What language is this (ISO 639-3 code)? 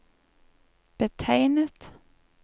nor